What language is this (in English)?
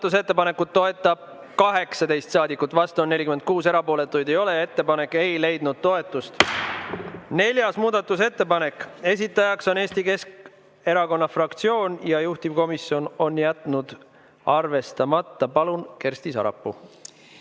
Estonian